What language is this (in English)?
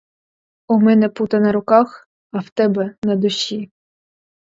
Ukrainian